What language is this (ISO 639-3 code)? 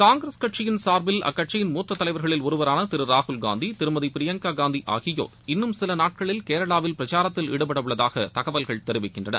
tam